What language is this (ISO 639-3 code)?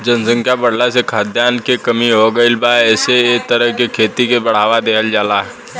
bho